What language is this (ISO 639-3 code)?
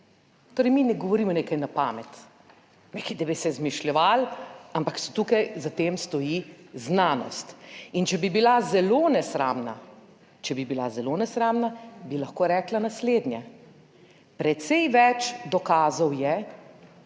slv